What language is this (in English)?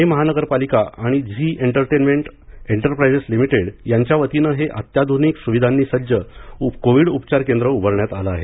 Marathi